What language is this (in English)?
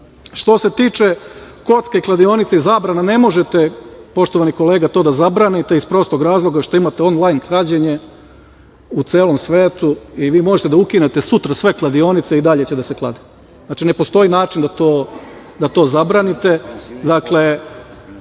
Serbian